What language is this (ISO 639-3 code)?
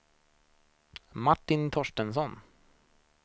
swe